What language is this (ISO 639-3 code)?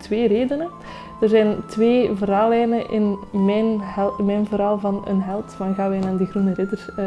nld